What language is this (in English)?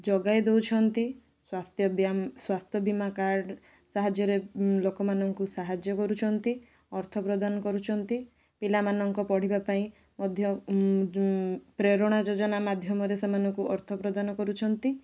Odia